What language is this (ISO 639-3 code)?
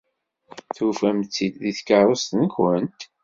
kab